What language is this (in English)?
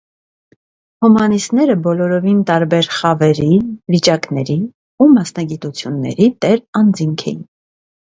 Armenian